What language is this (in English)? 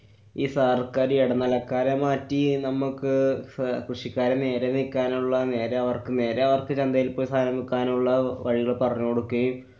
Malayalam